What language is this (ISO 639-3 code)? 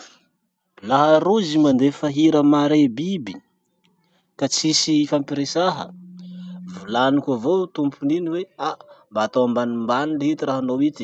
msh